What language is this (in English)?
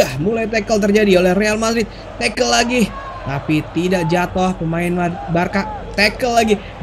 Indonesian